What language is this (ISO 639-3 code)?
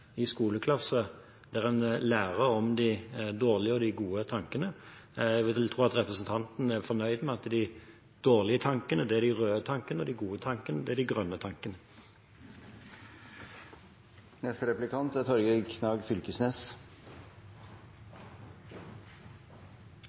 nor